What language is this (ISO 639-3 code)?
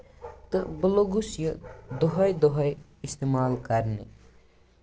kas